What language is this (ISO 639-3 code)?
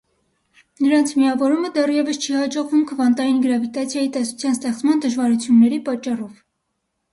hye